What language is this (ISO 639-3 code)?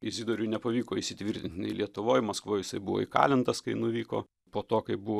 lit